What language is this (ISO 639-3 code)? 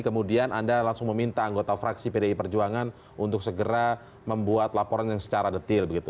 ind